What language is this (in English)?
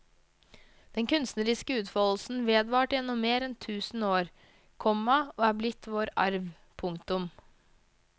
Norwegian